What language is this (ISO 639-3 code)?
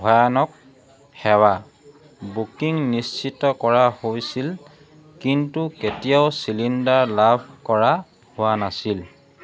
asm